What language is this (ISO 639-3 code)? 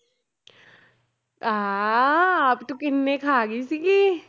pan